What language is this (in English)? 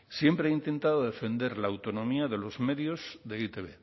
Spanish